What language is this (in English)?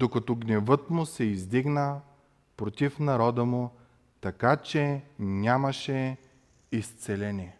Bulgarian